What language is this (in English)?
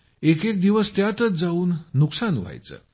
Marathi